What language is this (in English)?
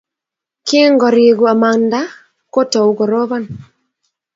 Kalenjin